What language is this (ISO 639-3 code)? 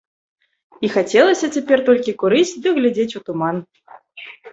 bel